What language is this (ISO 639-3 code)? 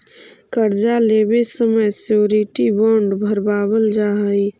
mag